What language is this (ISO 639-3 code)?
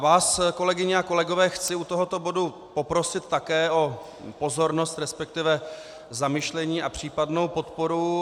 ces